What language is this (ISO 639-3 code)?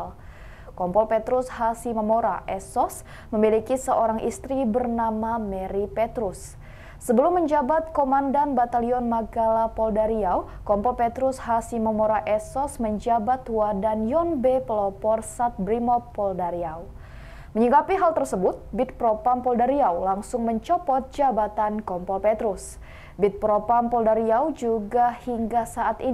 ind